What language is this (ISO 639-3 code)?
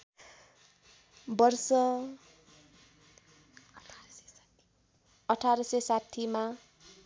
nep